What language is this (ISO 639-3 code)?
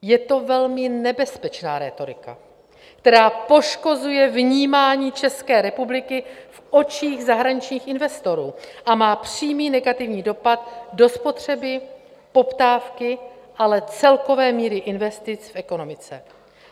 ces